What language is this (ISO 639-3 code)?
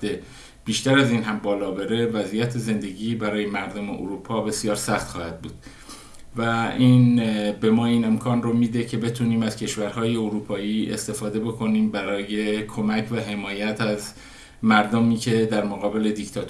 fas